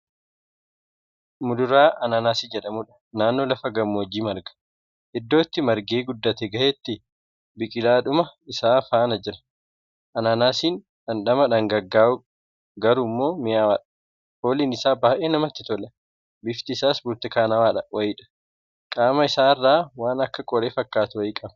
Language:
Oromo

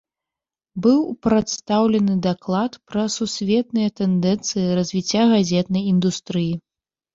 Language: Belarusian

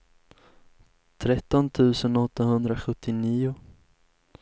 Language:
Swedish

